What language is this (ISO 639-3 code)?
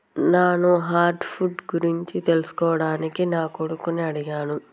tel